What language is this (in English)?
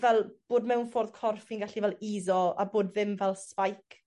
Welsh